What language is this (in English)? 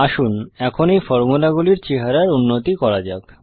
Bangla